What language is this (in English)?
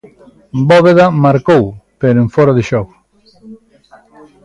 Galician